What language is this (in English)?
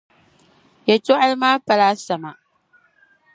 Dagbani